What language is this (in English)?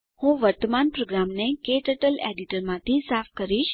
Gujarati